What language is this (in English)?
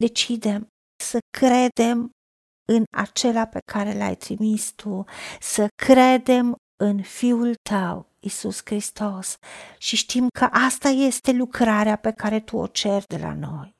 Romanian